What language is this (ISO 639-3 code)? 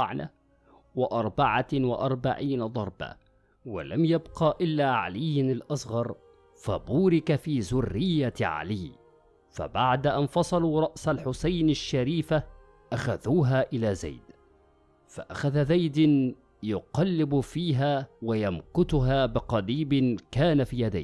ara